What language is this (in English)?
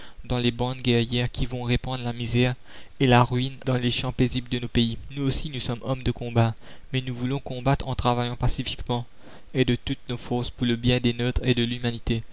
French